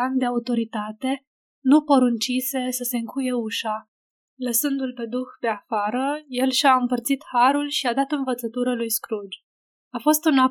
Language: Romanian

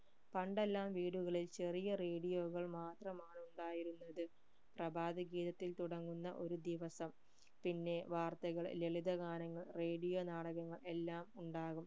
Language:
Malayalam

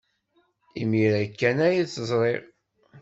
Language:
Kabyle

